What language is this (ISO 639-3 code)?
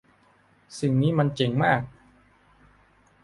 tha